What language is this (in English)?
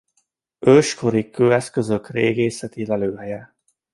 Hungarian